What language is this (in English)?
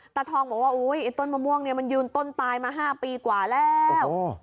Thai